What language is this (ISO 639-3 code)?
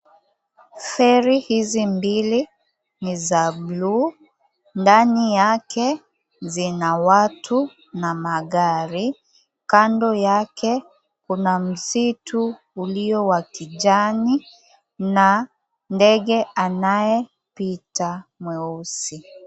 swa